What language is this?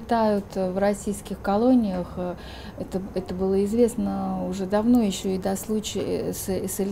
Russian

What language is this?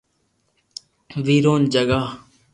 Loarki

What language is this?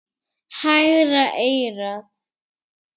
Icelandic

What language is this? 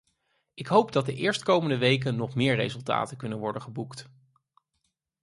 Dutch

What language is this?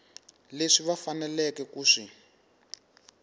Tsonga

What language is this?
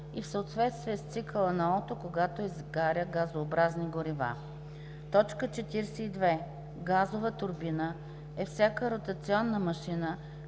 Bulgarian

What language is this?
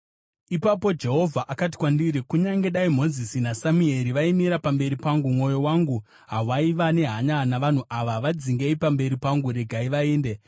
Shona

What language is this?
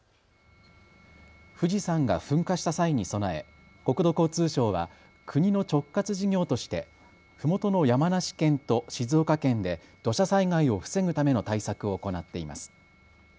Japanese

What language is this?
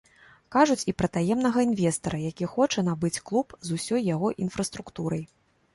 Belarusian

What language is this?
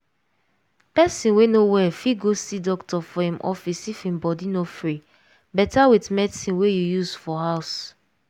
Nigerian Pidgin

